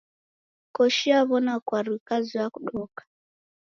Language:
Taita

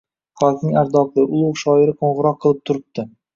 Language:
Uzbek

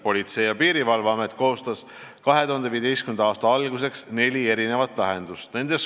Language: Estonian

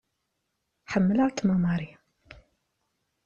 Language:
Kabyle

